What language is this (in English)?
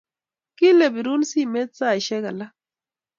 Kalenjin